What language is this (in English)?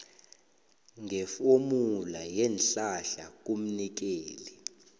South Ndebele